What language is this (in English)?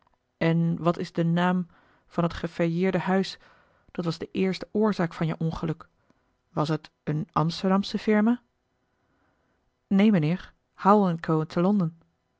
Dutch